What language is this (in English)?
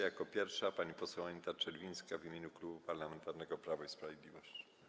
Polish